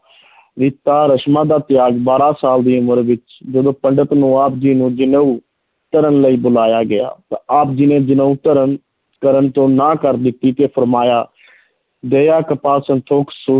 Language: Punjabi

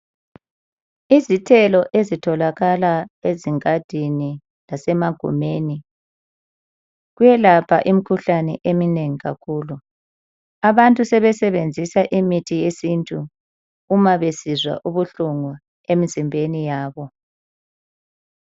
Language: North Ndebele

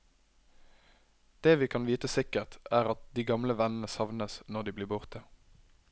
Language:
Norwegian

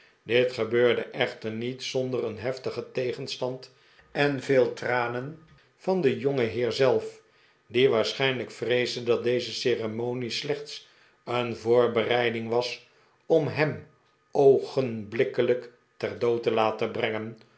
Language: Dutch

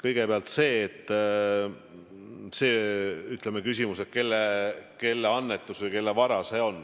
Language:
Estonian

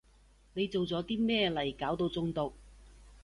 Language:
Cantonese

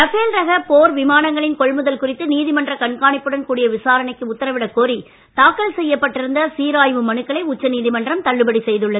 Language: Tamil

